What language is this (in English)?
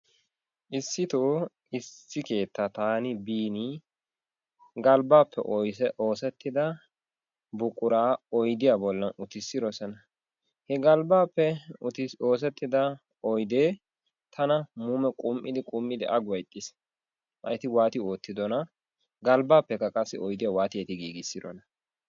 Wolaytta